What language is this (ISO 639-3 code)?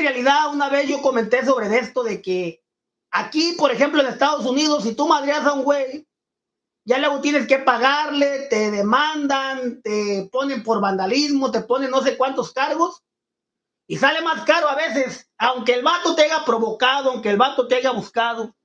spa